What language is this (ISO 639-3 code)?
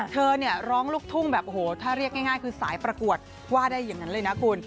tha